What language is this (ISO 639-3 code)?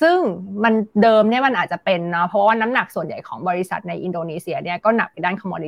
tha